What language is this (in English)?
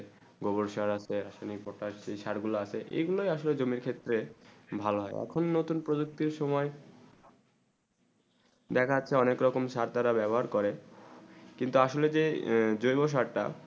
Bangla